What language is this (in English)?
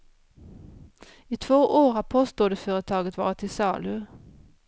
Swedish